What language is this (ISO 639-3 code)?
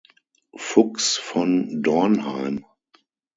deu